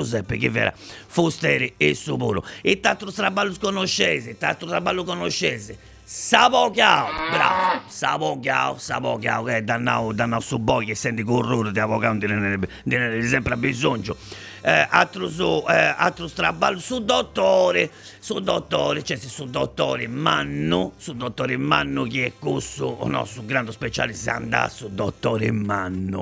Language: Italian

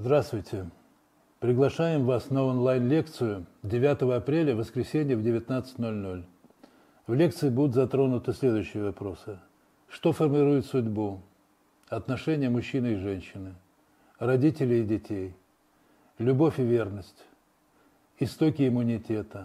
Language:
Russian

